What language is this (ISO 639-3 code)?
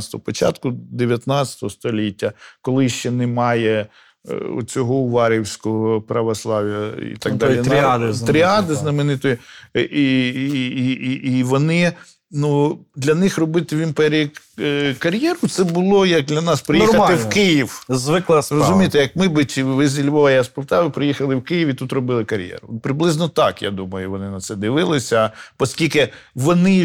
ukr